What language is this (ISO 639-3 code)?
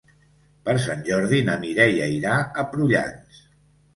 cat